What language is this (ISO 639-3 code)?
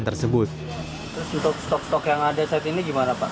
ind